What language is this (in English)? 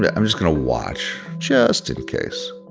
English